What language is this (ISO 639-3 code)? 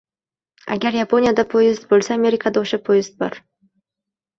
uzb